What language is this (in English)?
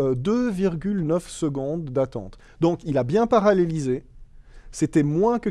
French